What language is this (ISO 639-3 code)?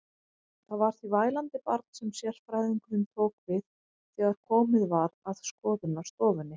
isl